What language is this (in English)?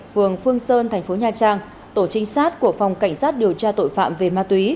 Vietnamese